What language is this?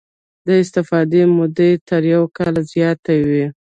Pashto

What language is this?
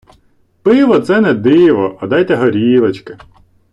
Ukrainian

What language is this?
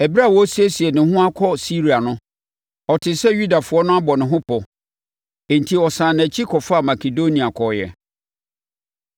Akan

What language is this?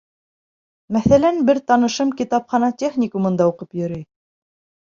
Bashkir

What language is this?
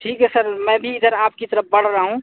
Urdu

